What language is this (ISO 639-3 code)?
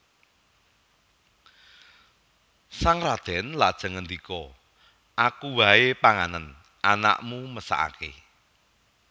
jav